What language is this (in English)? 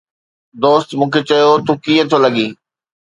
Sindhi